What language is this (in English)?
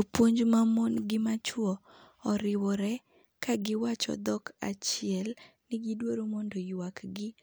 Luo (Kenya and Tanzania)